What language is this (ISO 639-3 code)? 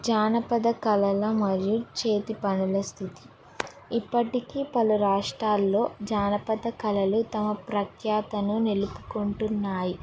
tel